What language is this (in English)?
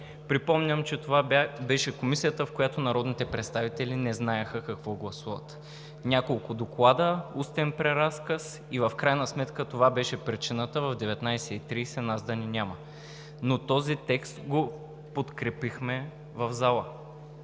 Bulgarian